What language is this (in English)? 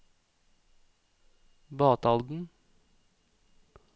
Norwegian